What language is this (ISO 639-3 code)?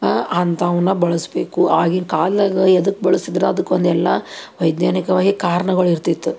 kan